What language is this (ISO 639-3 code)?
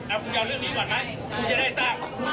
tha